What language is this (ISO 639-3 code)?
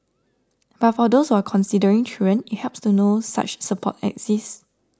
eng